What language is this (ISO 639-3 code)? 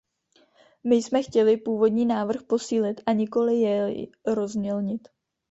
ces